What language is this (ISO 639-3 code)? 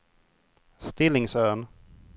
swe